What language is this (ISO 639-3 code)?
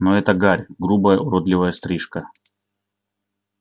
rus